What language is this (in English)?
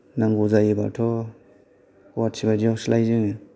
Bodo